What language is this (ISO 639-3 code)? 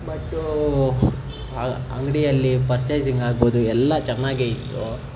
kan